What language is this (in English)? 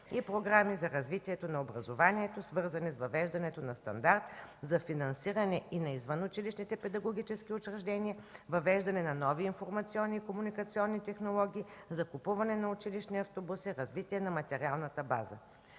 Bulgarian